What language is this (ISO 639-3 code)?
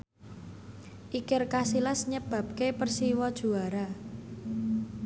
jav